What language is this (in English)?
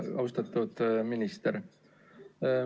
Estonian